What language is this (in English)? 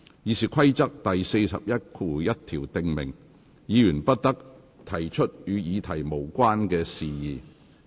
Cantonese